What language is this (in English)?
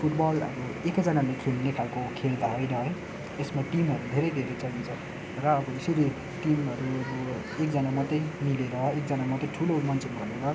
Nepali